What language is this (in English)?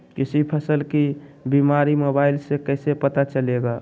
Magahi